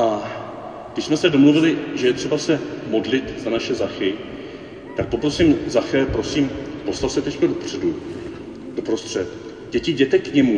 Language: Czech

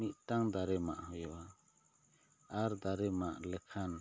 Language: Santali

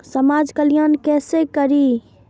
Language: Maithili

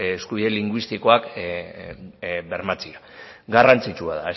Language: Basque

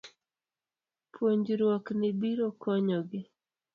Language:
Luo (Kenya and Tanzania)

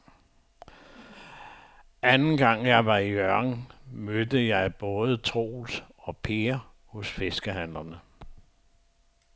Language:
Danish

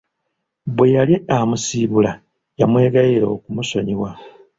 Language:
Ganda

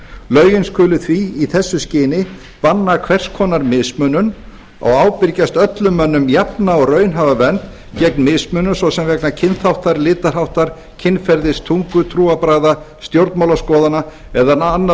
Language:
Icelandic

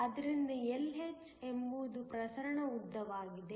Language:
Kannada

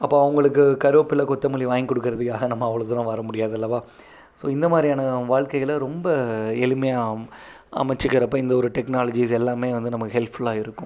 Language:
Tamil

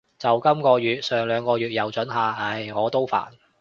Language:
Cantonese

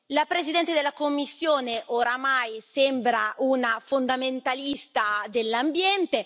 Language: Italian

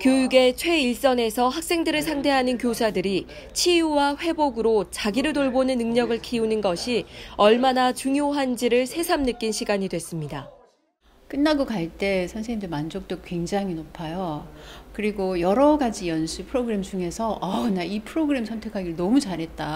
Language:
Korean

